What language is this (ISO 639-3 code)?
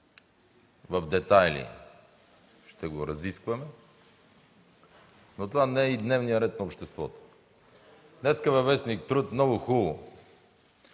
bul